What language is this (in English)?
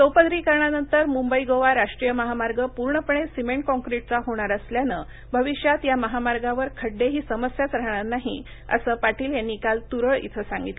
Marathi